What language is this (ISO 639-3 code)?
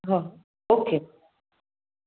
snd